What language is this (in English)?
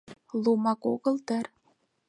Mari